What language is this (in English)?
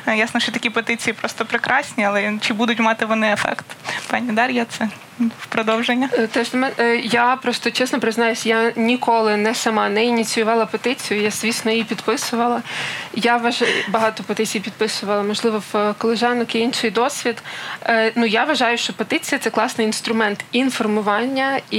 Ukrainian